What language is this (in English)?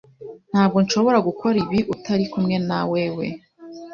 Kinyarwanda